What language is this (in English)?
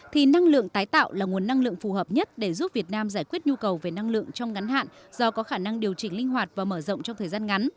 Vietnamese